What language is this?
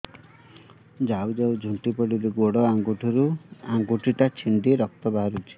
Odia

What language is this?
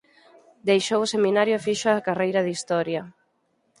Galician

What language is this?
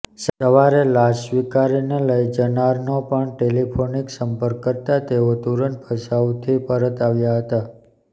Gujarati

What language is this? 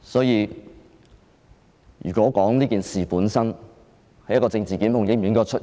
Cantonese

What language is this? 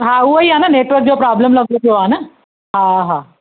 Sindhi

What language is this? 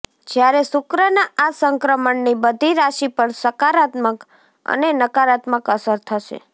Gujarati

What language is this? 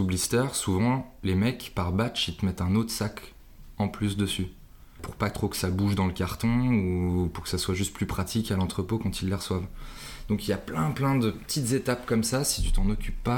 French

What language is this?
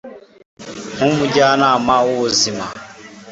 Kinyarwanda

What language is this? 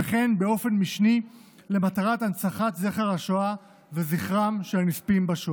Hebrew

